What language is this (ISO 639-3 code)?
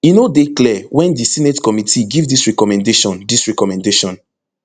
pcm